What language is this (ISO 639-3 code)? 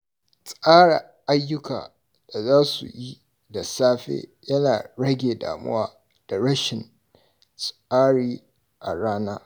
hau